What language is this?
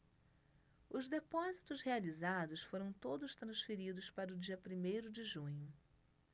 Portuguese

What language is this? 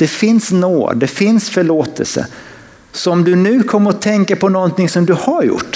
Swedish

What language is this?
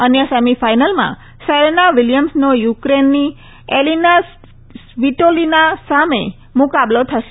Gujarati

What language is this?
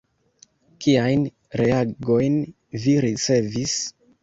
Esperanto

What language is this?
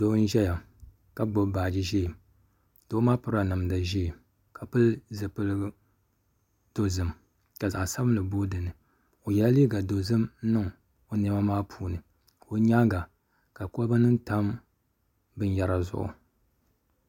Dagbani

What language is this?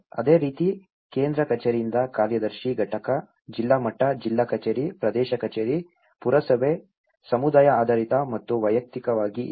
Kannada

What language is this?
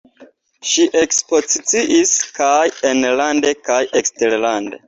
Esperanto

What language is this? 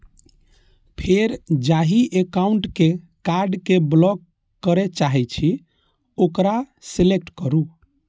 Maithili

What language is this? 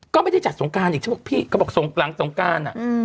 Thai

